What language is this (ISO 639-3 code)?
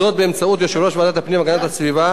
heb